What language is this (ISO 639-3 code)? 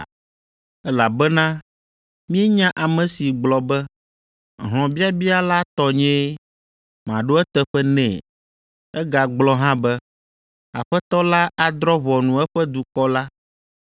ewe